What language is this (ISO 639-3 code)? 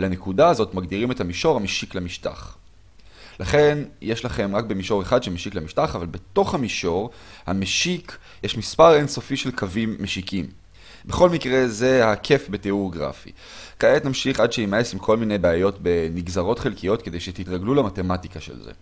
heb